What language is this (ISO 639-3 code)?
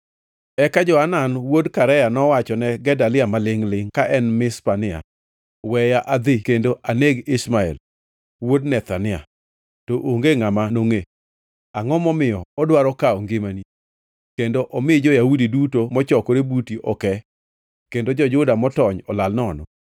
luo